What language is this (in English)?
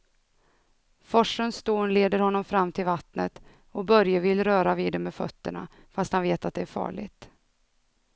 Swedish